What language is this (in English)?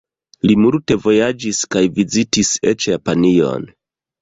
Esperanto